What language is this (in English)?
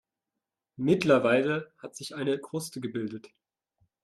German